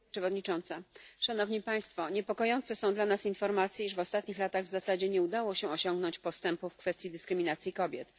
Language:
Polish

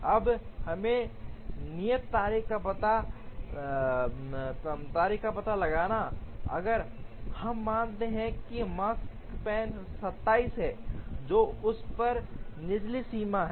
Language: Hindi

